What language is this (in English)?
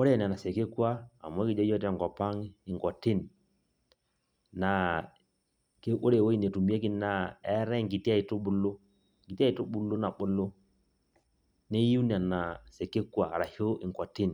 Masai